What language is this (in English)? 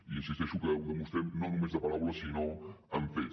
Catalan